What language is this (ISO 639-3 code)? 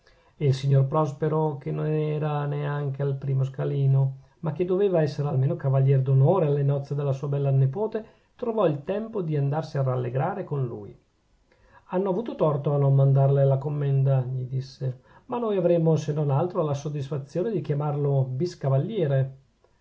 ita